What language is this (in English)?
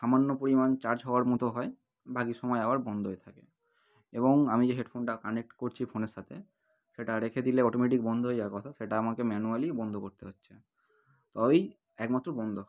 Bangla